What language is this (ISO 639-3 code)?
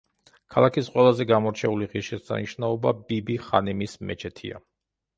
kat